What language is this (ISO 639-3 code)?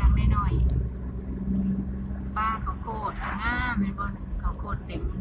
tha